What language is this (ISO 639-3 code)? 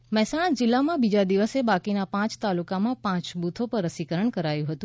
guj